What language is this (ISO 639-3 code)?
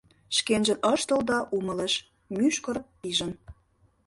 chm